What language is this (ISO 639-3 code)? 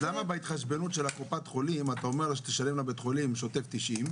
heb